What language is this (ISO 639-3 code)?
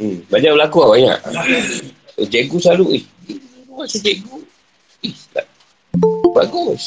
msa